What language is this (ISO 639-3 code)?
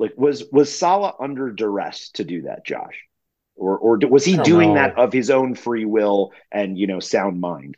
eng